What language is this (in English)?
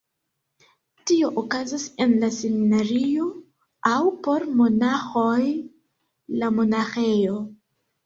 Esperanto